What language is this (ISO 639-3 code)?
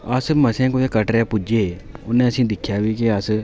doi